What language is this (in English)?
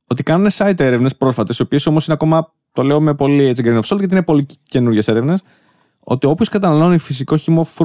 Greek